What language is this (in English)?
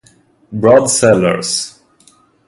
Italian